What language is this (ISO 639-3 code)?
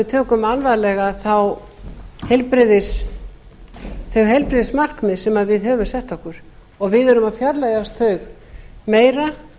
isl